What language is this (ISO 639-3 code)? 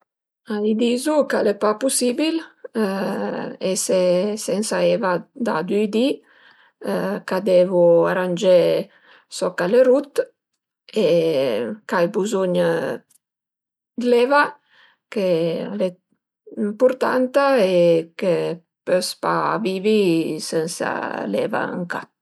pms